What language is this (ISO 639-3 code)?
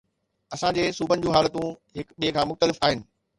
snd